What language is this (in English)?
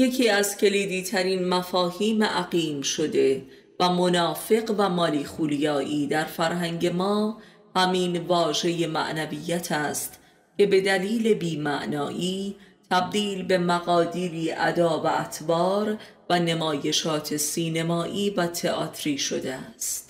Persian